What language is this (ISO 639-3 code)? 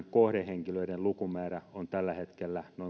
fin